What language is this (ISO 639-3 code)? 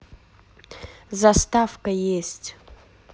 rus